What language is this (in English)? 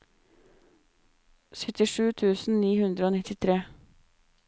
Norwegian